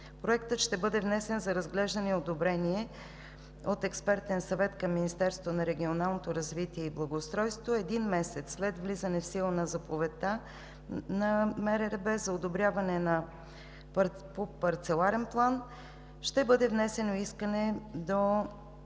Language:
Bulgarian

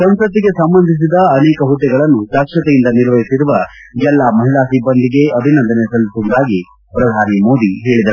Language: Kannada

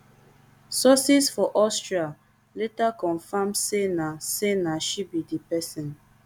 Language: Nigerian Pidgin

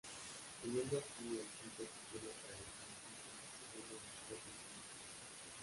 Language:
Spanish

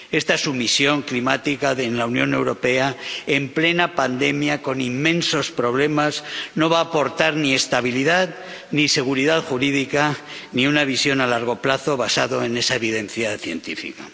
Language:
Spanish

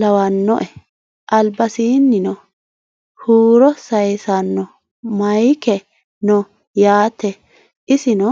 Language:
Sidamo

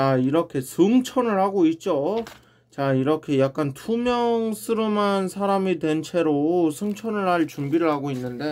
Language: Korean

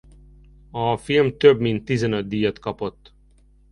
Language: Hungarian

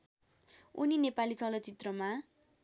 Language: Nepali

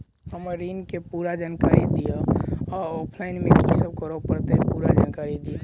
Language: Maithili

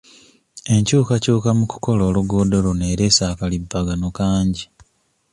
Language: Ganda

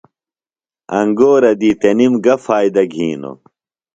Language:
Phalura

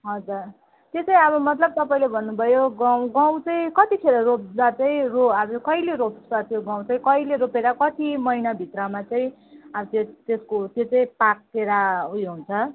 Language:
Nepali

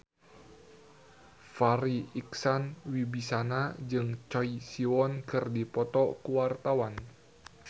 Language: Sundanese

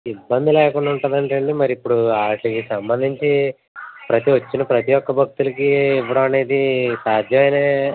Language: Telugu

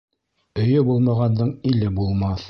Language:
Bashkir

